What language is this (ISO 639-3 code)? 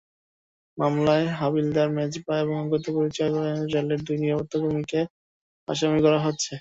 ben